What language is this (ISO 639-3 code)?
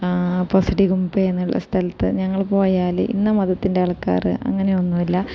mal